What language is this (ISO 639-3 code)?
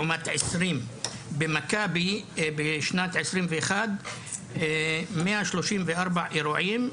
heb